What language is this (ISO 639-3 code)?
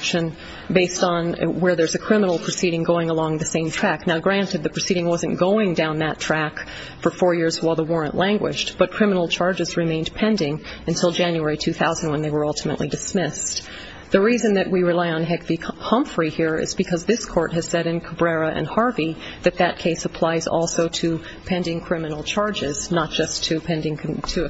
eng